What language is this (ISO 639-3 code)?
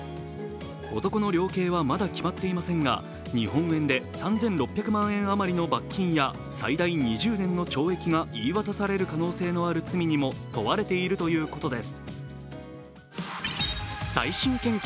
jpn